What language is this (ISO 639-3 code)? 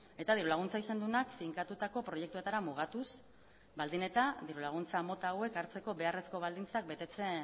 eus